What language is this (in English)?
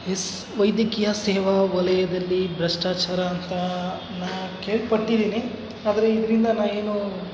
Kannada